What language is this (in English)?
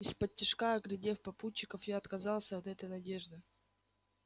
Russian